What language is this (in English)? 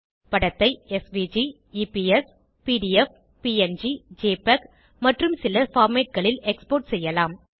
Tamil